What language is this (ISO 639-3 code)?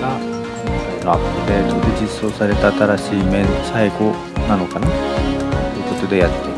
jpn